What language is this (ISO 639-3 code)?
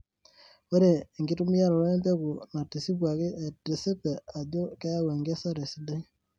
mas